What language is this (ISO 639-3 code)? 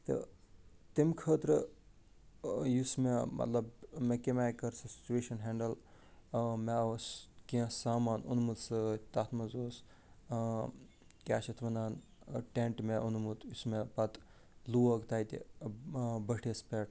kas